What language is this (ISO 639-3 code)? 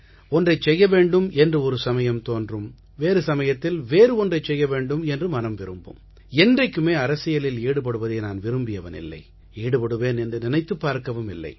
tam